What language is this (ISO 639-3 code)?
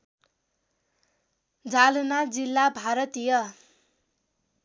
nep